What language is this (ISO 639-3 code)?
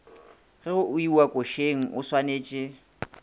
nso